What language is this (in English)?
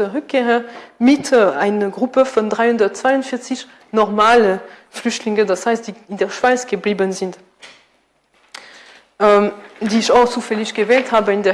German